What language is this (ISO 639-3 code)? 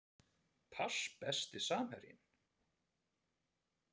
isl